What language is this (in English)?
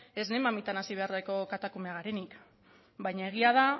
Basque